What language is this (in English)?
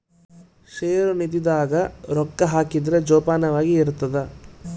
Kannada